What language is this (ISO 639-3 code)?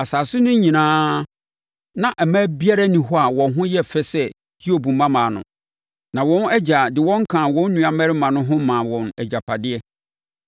aka